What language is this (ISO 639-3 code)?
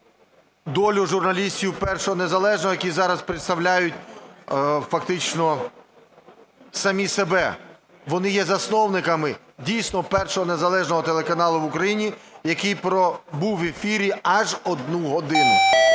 ukr